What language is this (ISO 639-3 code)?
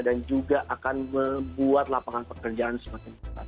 ind